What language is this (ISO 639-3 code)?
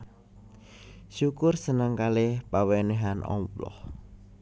jav